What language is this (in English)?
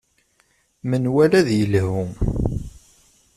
Kabyle